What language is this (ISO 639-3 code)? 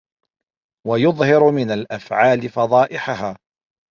ara